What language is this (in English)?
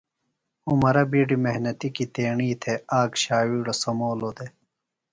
Phalura